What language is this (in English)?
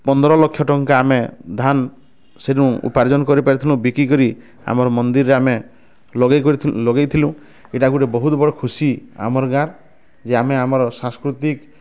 Odia